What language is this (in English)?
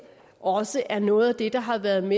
Danish